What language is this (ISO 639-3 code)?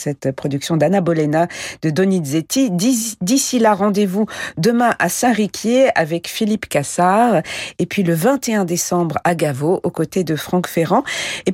fra